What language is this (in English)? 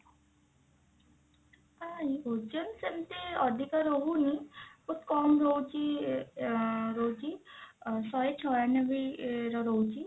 Odia